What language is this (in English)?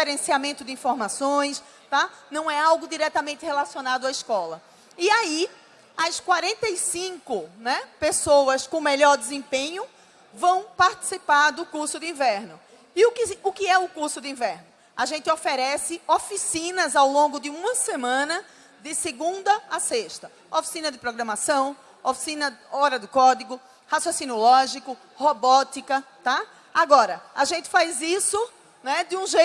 Portuguese